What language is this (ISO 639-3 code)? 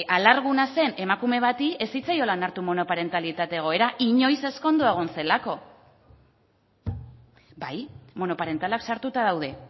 eus